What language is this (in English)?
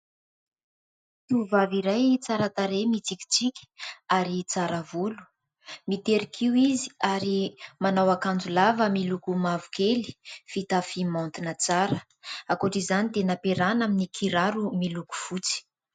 Malagasy